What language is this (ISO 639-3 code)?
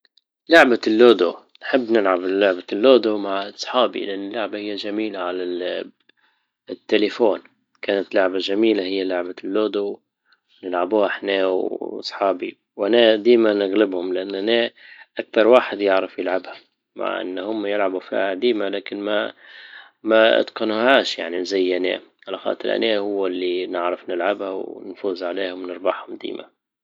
ayl